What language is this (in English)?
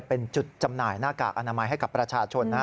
Thai